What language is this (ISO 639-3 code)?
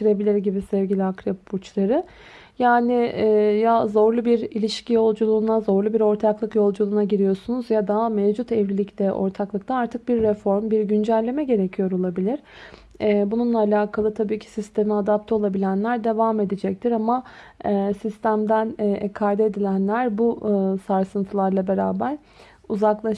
tur